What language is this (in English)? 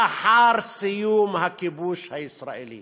Hebrew